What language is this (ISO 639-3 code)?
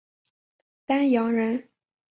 zho